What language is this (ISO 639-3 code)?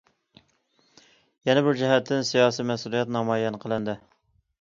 uig